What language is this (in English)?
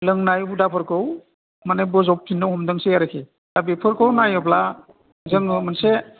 Bodo